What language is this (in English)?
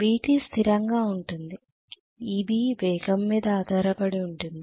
Telugu